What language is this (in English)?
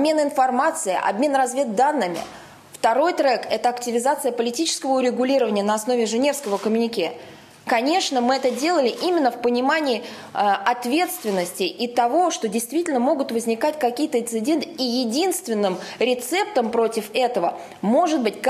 Russian